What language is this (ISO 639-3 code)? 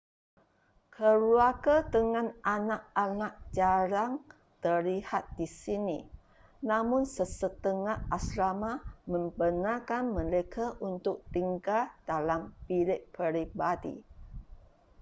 msa